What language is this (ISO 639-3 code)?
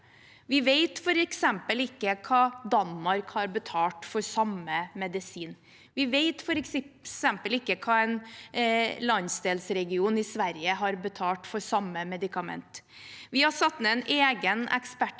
nor